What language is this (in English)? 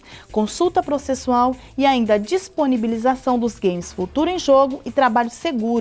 Portuguese